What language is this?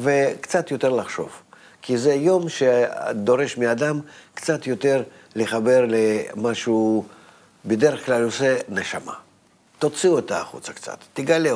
Hebrew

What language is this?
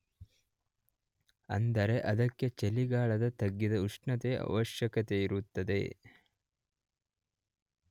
Kannada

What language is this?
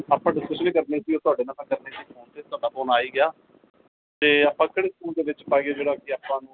Punjabi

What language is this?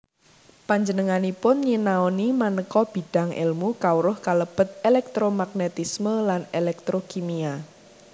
Javanese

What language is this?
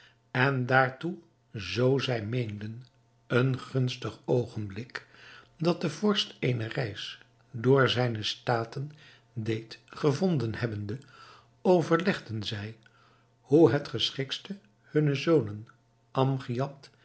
Dutch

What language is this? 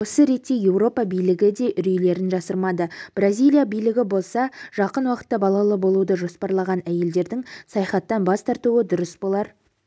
Kazakh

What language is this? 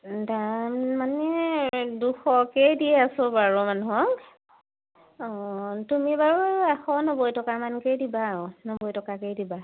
Assamese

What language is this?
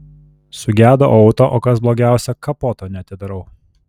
Lithuanian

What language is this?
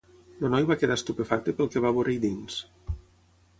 Catalan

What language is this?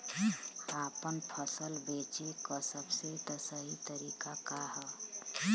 Bhojpuri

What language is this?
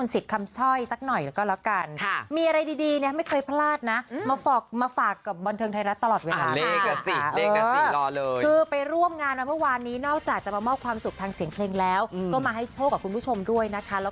Thai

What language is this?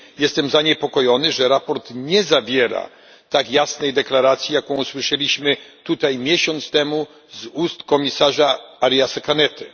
Polish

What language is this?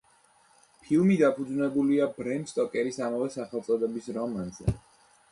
Georgian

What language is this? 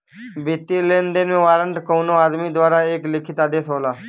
Bhojpuri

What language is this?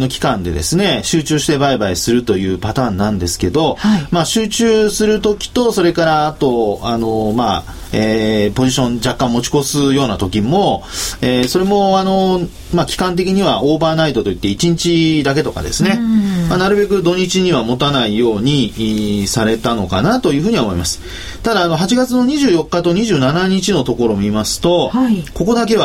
Japanese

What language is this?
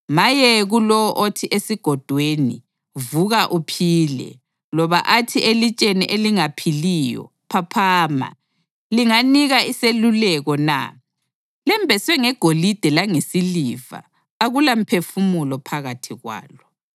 North Ndebele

